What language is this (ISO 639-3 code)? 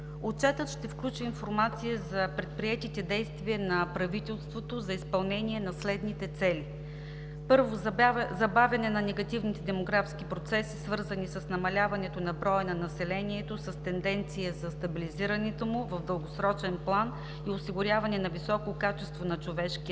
bul